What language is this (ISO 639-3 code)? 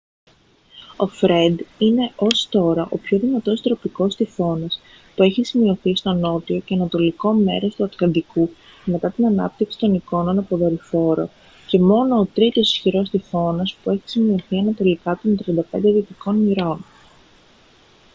ell